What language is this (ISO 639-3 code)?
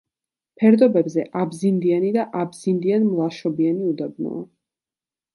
kat